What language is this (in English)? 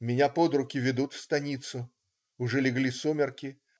Russian